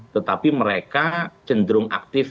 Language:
Indonesian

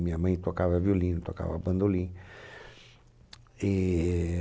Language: Portuguese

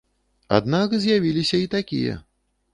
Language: Belarusian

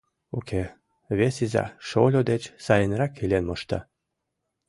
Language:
Mari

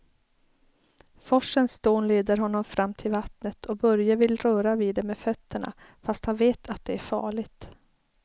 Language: Swedish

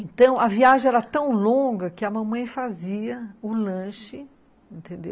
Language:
Portuguese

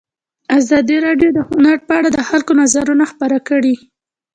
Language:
Pashto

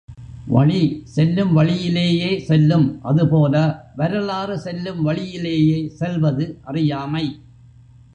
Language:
Tamil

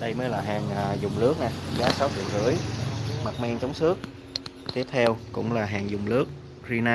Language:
Vietnamese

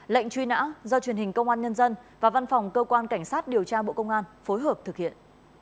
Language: Vietnamese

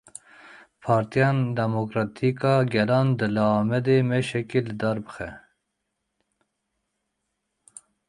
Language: Kurdish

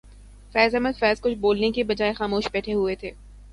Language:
Urdu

